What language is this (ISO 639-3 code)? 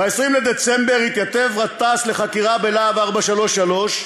heb